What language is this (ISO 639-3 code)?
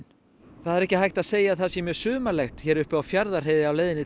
isl